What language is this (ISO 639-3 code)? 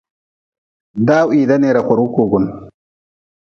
nmz